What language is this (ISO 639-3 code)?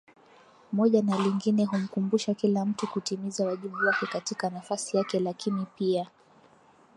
swa